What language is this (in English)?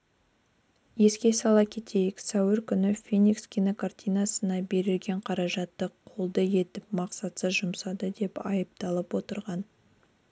Kazakh